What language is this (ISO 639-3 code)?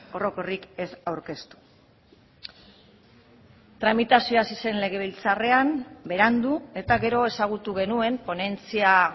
eus